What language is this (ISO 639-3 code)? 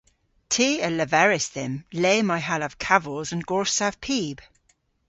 cor